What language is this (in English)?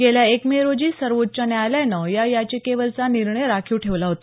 Marathi